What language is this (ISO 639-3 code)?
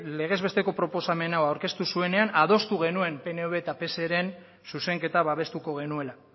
eus